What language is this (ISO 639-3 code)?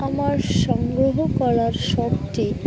ben